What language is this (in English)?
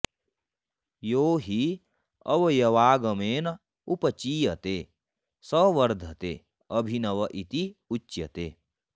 Sanskrit